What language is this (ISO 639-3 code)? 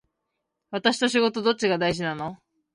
jpn